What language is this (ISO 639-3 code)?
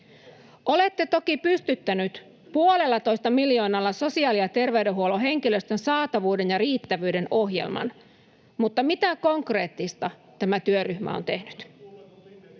fin